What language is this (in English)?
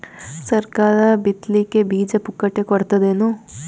Kannada